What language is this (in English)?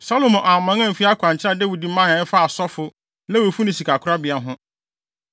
Akan